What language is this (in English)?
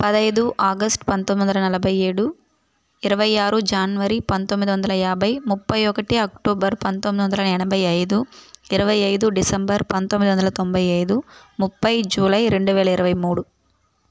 Telugu